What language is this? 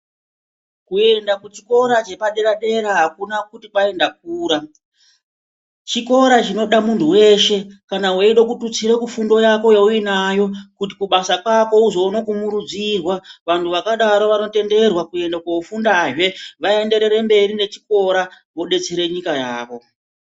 Ndau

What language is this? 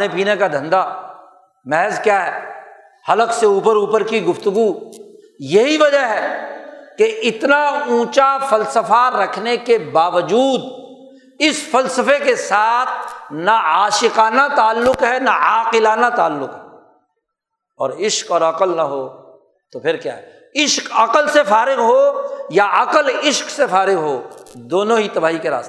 Urdu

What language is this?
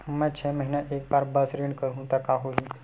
Chhattisgarhi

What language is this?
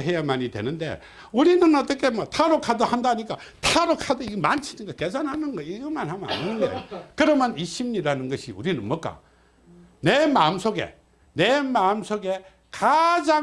Korean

